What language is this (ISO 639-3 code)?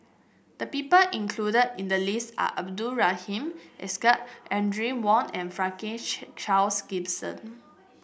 eng